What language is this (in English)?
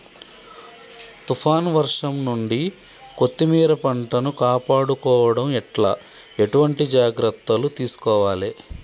Telugu